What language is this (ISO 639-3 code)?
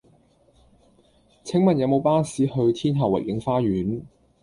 yue